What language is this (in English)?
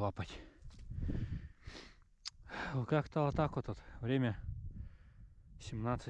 Russian